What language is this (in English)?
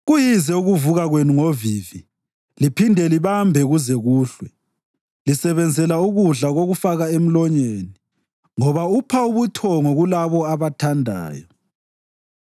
North Ndebele